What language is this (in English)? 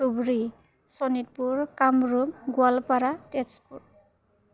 Bodo